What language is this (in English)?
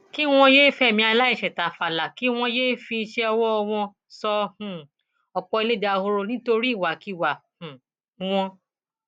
Yoruba